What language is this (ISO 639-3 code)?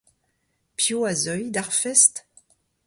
bre